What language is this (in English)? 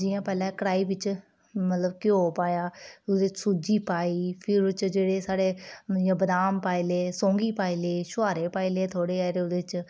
Dogri